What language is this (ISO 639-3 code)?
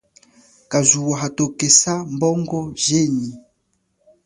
cjk